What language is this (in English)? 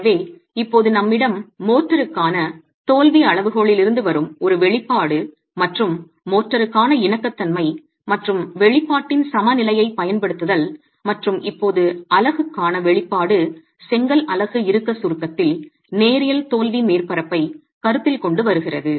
Tamil